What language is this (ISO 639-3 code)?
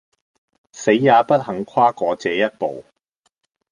yue